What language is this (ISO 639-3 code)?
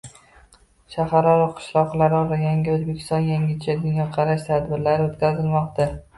uzb